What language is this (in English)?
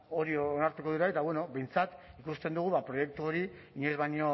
Basque